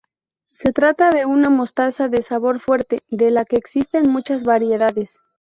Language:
Spanish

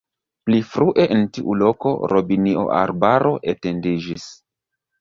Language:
Esperanto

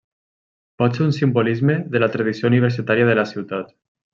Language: Catalan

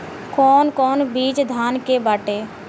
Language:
Bhojpuri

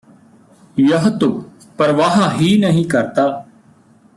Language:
Punjabi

